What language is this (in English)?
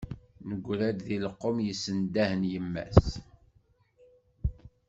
Kabyle